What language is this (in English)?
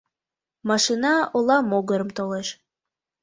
Mari